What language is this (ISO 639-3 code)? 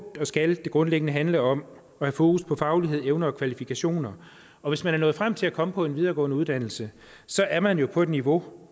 dan